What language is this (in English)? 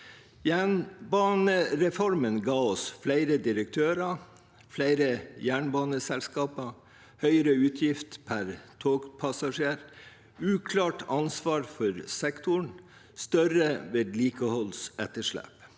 Norwegian